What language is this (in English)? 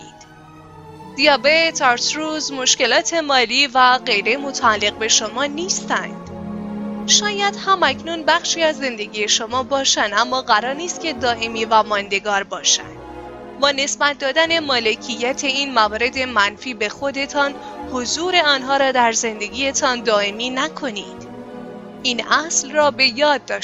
Persian